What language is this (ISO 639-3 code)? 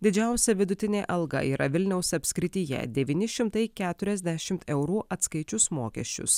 lit